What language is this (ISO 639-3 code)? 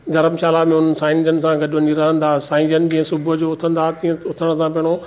snd